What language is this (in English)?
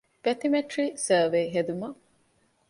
Divehi